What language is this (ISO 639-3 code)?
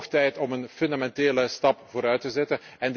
nld